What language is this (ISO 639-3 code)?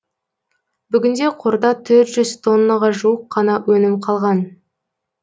kaz